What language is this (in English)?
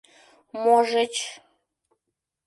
Mari